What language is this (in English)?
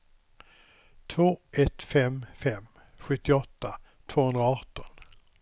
Swedish